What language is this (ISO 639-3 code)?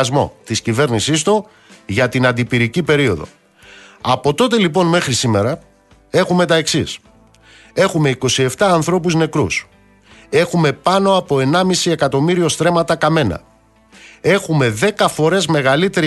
ell